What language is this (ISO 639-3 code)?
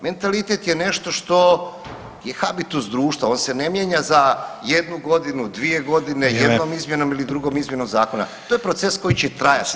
hrv